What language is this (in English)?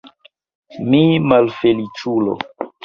Esperanto